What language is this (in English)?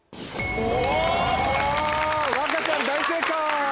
Japanese